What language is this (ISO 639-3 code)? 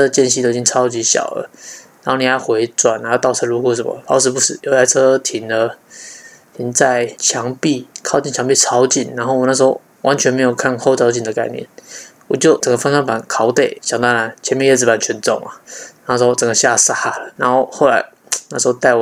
zho